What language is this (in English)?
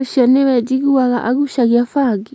Kikuyu